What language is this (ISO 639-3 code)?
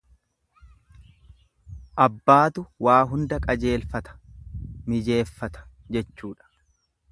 orm